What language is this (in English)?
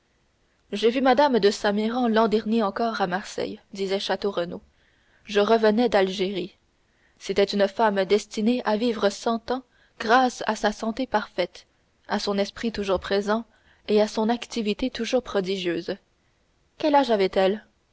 French